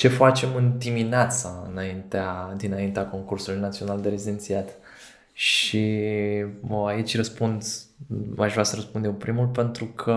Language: Romanian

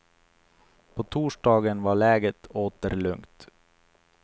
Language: Swedish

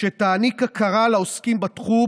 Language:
Hebrew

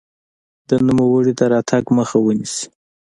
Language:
Pashto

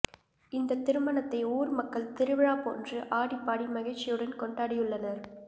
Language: Tamil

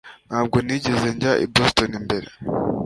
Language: Kinyarwanda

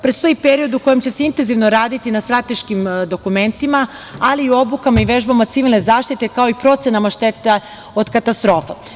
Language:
Serbian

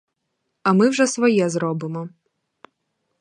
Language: Ukrainian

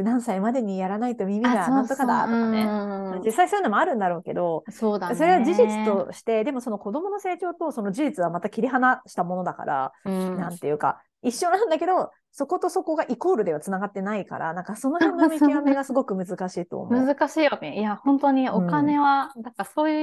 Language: Japanese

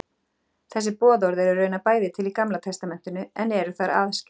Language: Icelandic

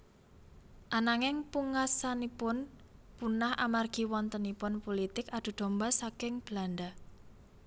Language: Javanese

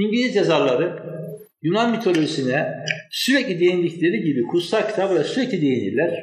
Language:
Turkish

